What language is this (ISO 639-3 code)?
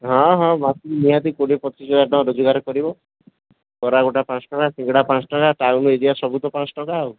ori